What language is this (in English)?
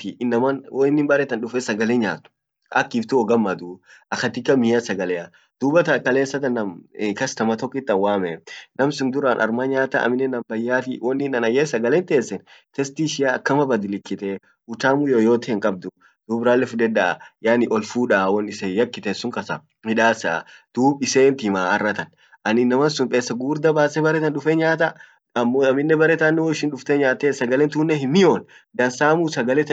Orma